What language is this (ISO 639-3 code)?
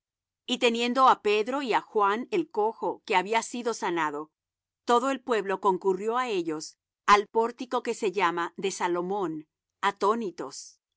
spa